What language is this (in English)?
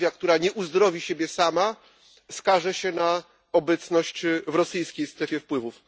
Polish